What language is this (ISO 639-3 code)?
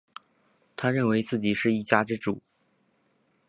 zho